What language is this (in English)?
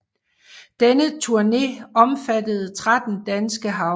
Danish